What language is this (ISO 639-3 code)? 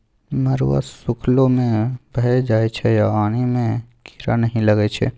mai